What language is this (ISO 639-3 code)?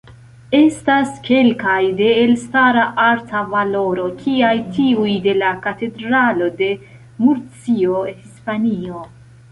epo